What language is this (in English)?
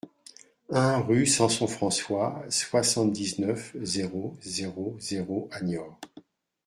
French